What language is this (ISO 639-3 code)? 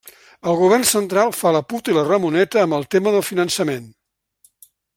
cat